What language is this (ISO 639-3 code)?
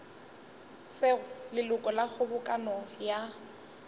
nso